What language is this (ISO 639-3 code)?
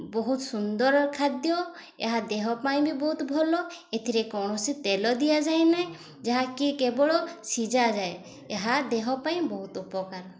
ori